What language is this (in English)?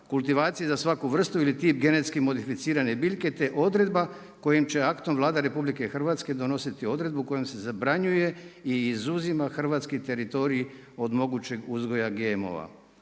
Croatian